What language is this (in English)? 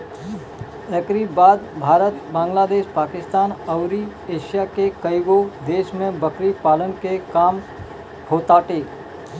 Bhojpuri